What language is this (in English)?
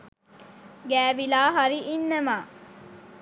Sinhala